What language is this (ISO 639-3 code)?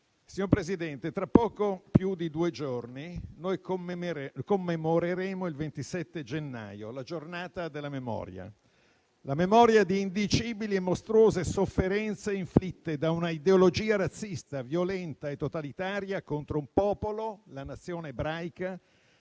ita